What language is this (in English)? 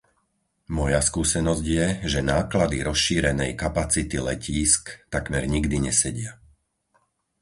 Slovak